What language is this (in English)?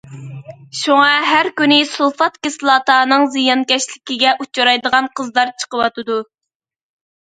Uyghur